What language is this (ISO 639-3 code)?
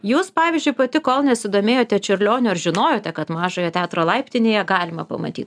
lit